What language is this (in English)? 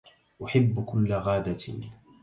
Arabic